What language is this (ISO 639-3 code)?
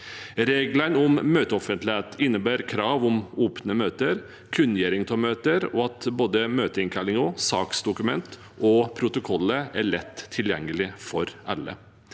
nor